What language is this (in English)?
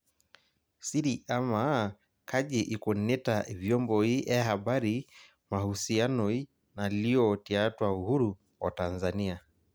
Masai